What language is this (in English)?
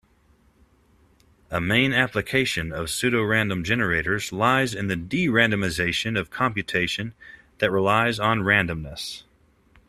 English